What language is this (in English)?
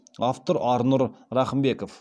Kazakh